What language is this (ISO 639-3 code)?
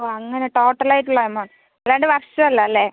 mal